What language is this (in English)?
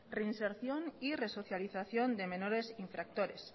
Spanish